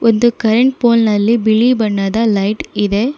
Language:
Kannada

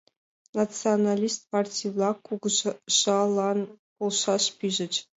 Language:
Mari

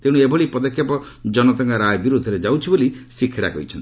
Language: Odia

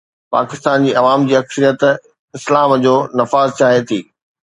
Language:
Sindhi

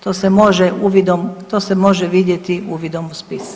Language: Croatian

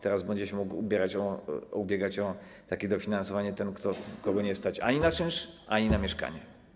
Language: Polish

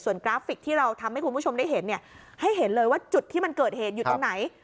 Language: Thai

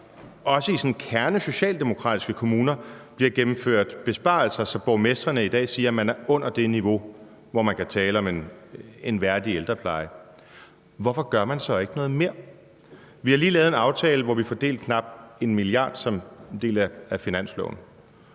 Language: Danish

